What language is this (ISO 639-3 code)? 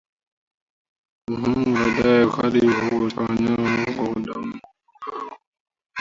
swa